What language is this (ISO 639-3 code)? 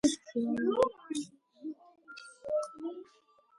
kat